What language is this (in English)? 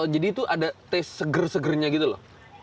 Indonesian